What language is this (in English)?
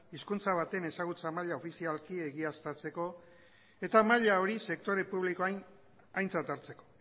Basque